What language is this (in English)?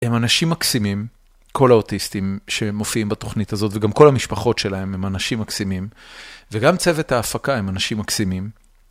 Hebrew